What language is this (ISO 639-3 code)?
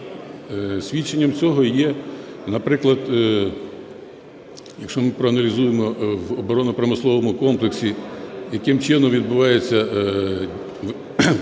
ukr